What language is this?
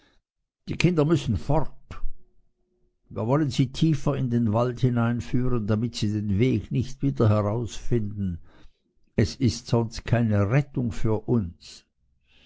German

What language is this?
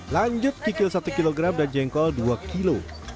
Indonesian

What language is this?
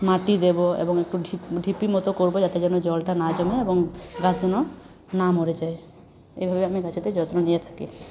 Bangla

